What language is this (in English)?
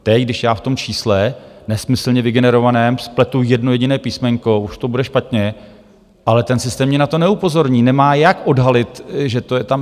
Czech